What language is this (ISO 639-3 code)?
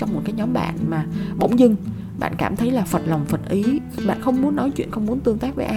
vie